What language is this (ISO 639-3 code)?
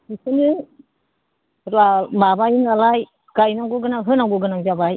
brx